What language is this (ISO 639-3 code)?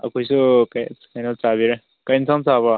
mni